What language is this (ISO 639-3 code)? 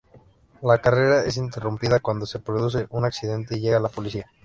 spa